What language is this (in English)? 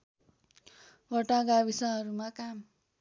Nepali